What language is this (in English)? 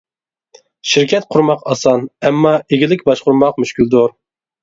Uyghur